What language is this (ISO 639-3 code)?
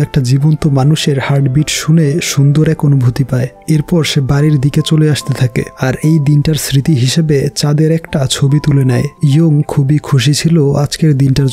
hin